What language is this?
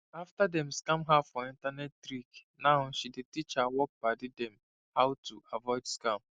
Nigerian Pidgin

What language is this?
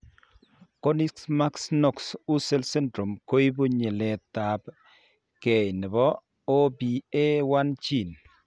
Kalenjin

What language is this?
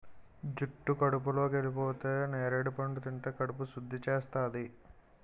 Telugu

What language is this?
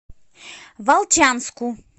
Russian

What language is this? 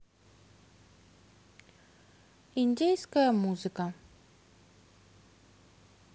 Russian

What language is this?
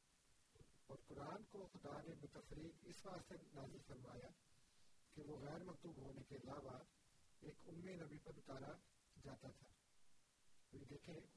Urdu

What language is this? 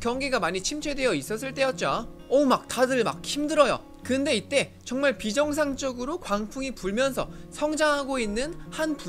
Korean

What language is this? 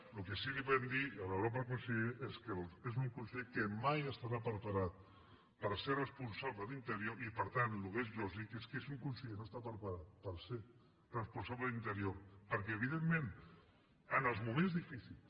Catalan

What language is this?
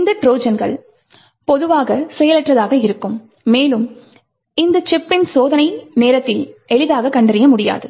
Tamil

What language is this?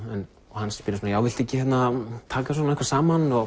Icelandic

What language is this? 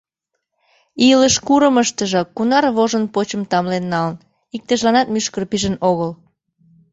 Mari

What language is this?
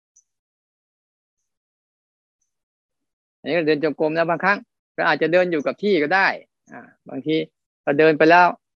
Thai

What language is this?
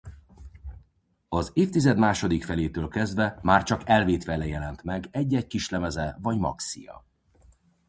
Hungarian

